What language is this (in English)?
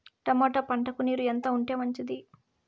Telugu